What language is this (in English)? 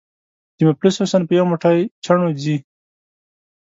Pashto